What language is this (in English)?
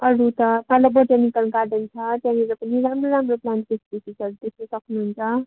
Nepali